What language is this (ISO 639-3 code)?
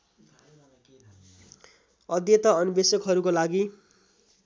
nep